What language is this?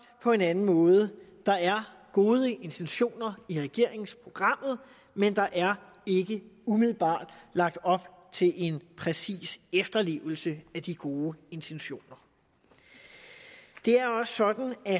Danish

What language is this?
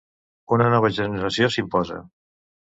Catalan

